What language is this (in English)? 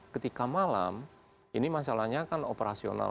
Indonesian